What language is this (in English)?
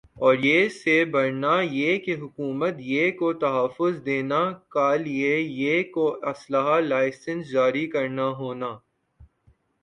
Urdu